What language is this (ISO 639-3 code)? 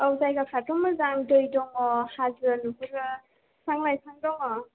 brx